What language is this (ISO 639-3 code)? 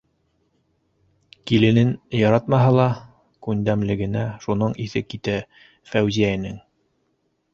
bak